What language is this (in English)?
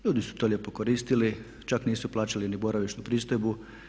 Croatian